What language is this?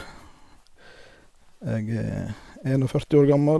Norwegian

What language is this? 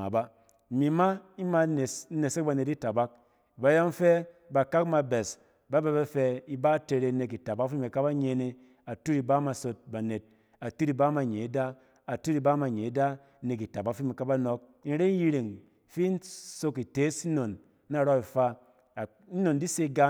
Cen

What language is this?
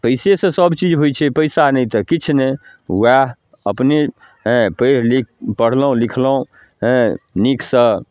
Maithili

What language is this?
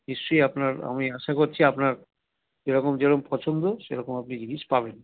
Bangla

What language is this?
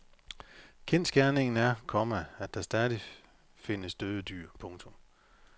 Danish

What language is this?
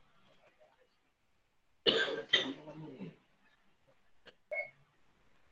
Malay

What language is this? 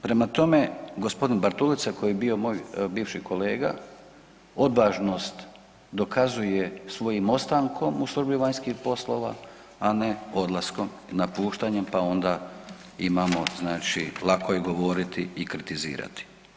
Croatian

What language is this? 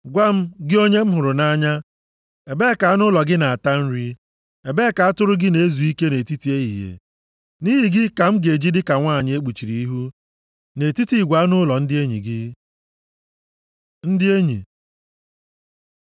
Igbo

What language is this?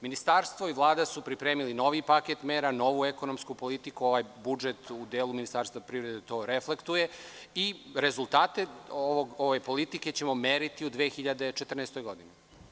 Serbian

